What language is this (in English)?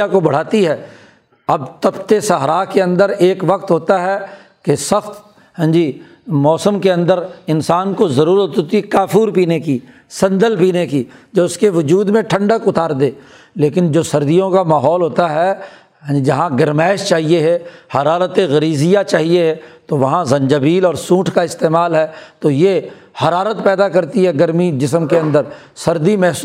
Urdu